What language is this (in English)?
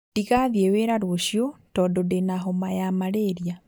Kikuyu